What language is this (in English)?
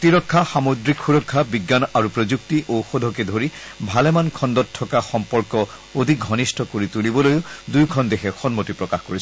Assamese